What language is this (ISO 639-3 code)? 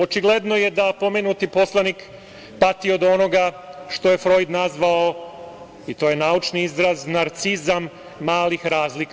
srp